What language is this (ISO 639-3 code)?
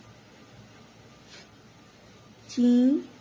guj